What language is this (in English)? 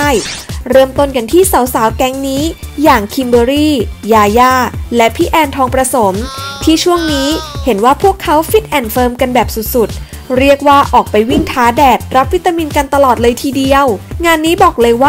Thai